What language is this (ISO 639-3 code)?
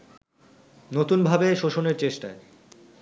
ben